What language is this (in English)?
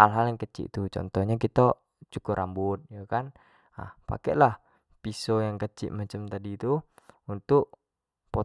Jambi Malay